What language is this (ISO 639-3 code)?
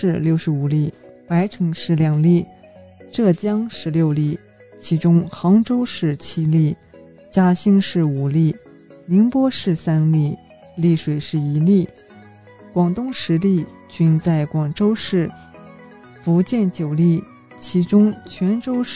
zho